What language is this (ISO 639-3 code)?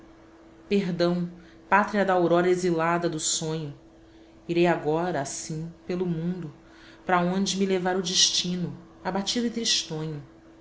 por